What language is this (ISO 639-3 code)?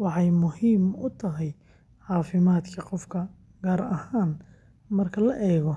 som